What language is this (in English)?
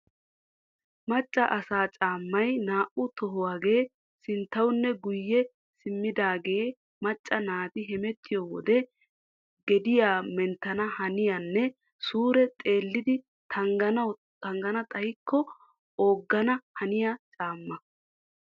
Wolaytta